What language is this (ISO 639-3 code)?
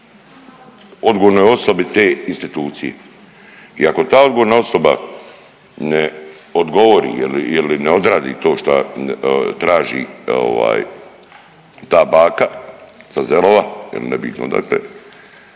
hrv